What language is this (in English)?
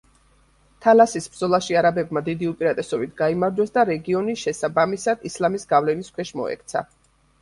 Georgian